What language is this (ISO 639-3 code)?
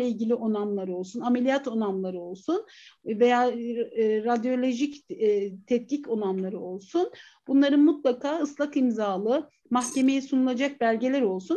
tur